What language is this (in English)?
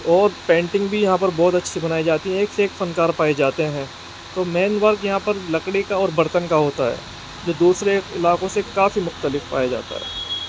Urdu